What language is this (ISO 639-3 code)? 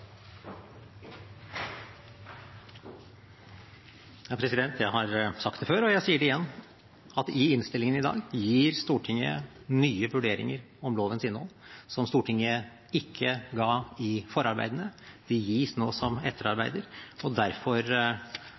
nob